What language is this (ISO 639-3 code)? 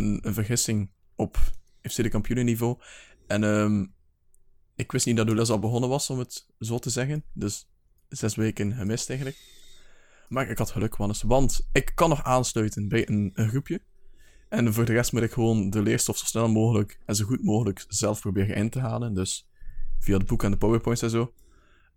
nld